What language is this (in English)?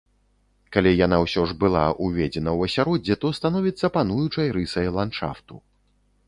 Belarusian